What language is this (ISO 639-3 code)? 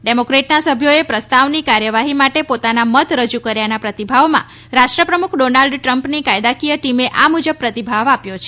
guj